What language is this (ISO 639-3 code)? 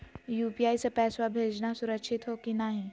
mag